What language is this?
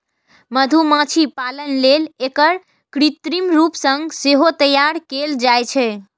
Maithili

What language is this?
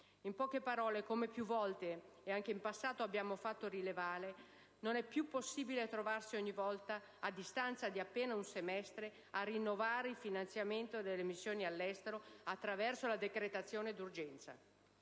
Italian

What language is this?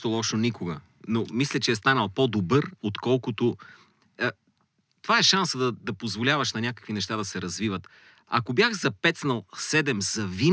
Bulgarian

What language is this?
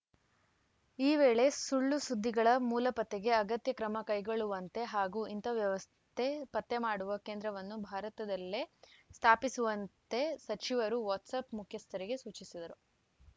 Kannada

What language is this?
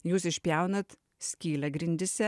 Lithuanian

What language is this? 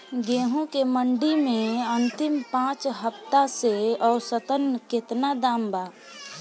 Bhojpuri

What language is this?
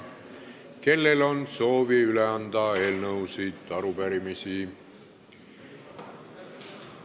Estonian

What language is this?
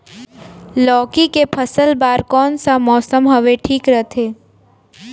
Chhattisgarhi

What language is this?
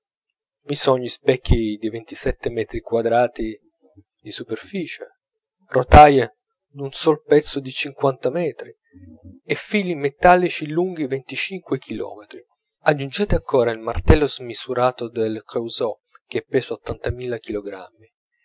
Italian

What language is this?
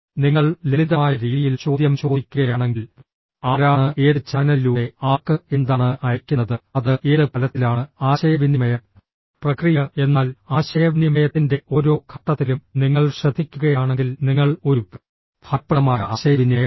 Malayalam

